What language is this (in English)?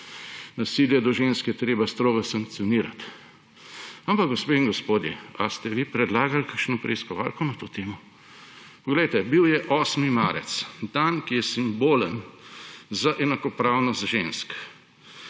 Slovenian